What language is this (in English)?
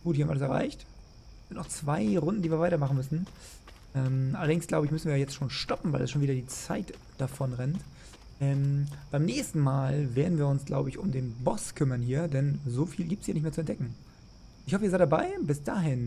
German